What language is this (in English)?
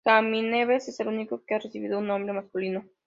Spanish